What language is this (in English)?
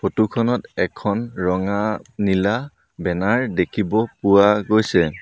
Assamese